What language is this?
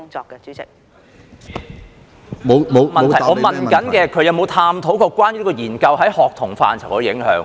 Cantonese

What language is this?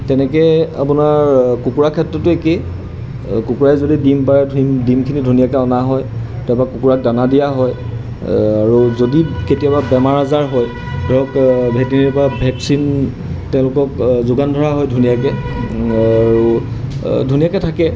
Assamese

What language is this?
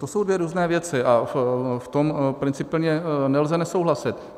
Czech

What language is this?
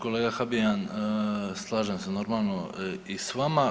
Croatian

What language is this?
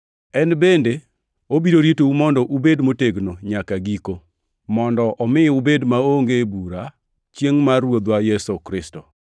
Luo (Kenya and Tanzania)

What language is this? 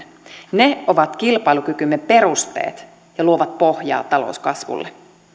Finnish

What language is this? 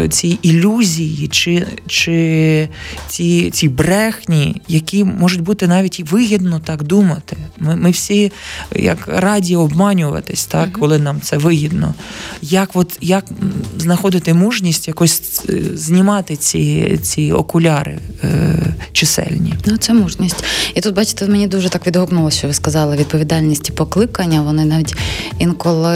Ukrainian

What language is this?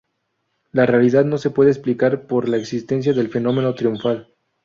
Spanish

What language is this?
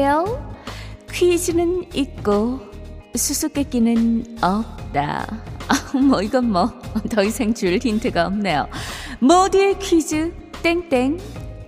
Korean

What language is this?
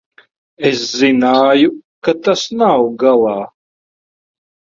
Latvian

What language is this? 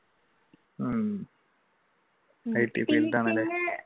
Malayalam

